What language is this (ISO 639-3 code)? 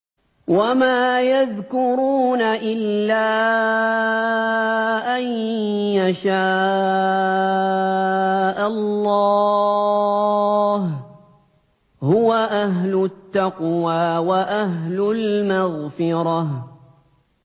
ara